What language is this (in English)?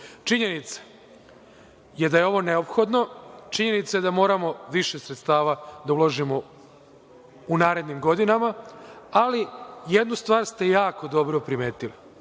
Serbian